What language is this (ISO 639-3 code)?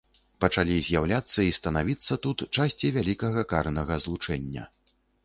bel